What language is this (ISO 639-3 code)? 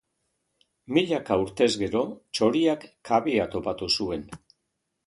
eus